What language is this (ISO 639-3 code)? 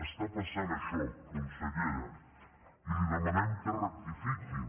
cat